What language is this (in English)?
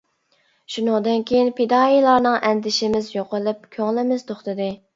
Uyghur